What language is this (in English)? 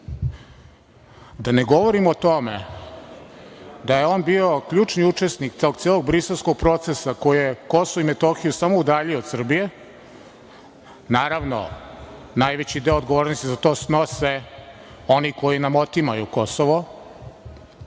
Serbian